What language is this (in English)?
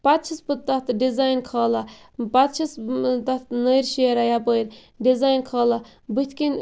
Kashmiri